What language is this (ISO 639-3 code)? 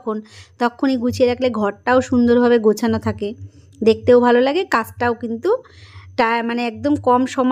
ben